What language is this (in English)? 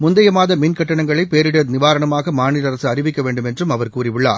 Tamil